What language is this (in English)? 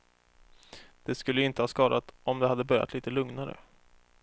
Swedish